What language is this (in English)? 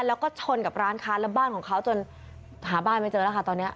Thai